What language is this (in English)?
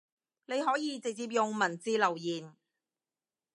Cantonese